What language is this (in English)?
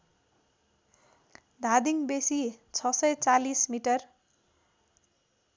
Nepali